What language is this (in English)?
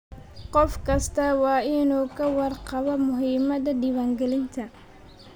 Somali